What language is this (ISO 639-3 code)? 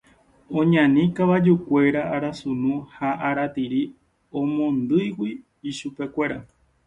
grn